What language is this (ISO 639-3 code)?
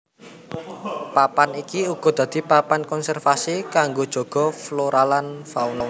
jav